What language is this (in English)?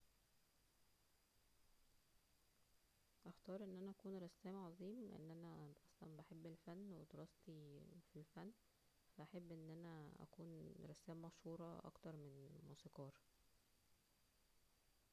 Egyptian Arabic